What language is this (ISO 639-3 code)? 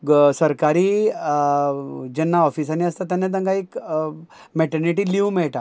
kok